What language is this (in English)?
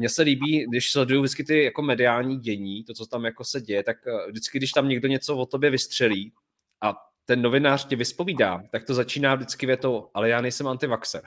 Czech